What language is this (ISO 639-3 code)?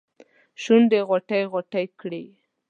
pus